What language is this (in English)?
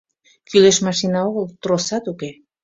Mari